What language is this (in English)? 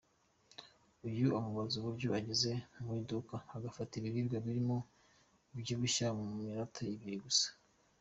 Kinyarwanda